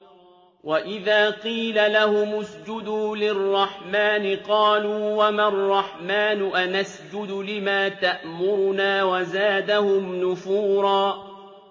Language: Arabic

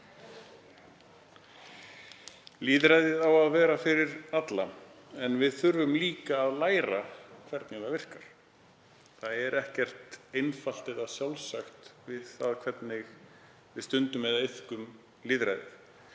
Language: Icelandic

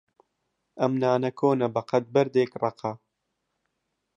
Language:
Central Kurdish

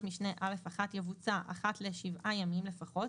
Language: Hebrew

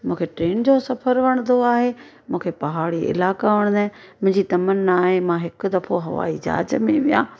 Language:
Sindhi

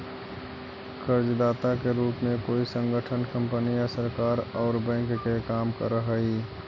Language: Magahi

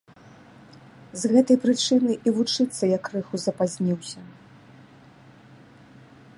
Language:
Belarusian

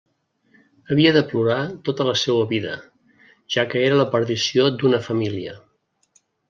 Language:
Catalan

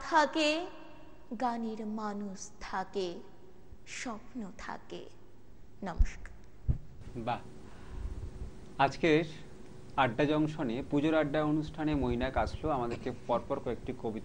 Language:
Hindi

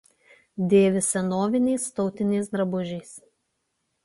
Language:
Lithuanian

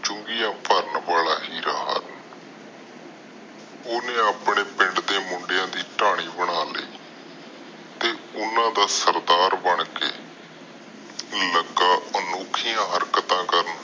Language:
Punjabi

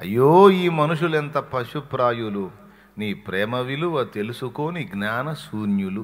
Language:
Telugu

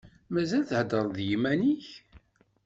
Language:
Kabyle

